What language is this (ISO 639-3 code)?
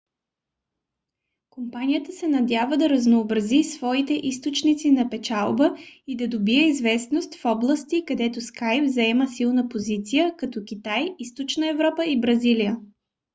bul